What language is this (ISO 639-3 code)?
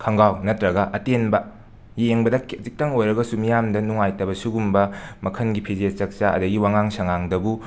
mni